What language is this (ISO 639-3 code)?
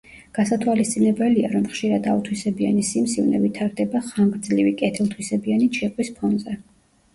kat